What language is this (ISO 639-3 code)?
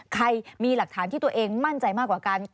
tha